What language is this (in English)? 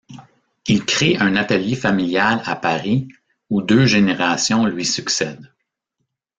French